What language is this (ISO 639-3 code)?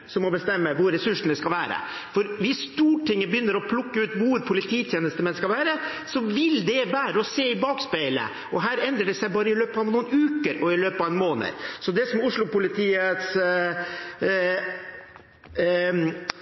nob